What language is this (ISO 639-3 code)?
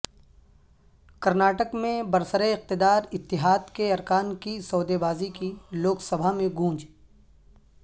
urd